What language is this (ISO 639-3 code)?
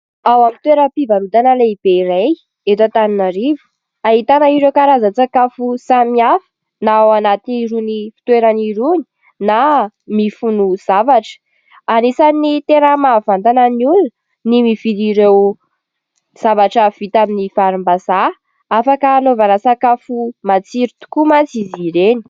mlg